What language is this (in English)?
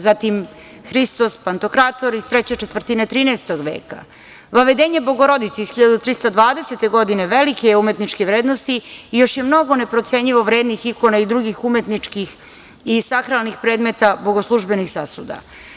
Serbian